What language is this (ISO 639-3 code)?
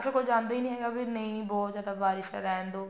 pan